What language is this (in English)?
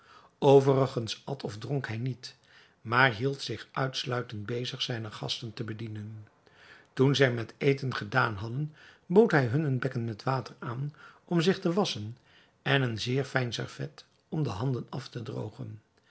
Dutch